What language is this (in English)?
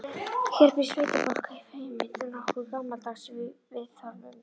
Icelandic